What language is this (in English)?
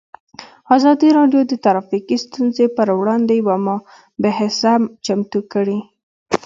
Pashto